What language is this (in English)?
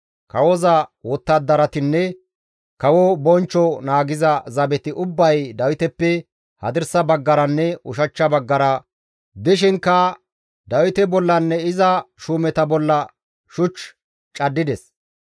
Gamo